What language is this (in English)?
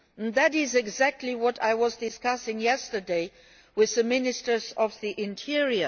English